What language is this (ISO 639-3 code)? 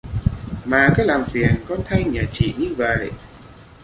vie